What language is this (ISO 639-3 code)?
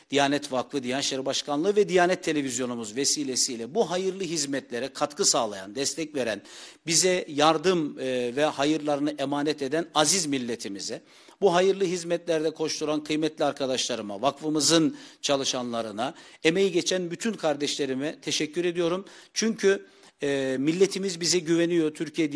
tur